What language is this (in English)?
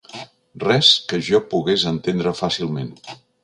Catalan